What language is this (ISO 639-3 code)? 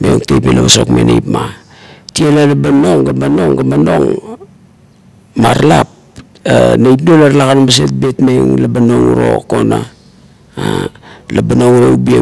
kto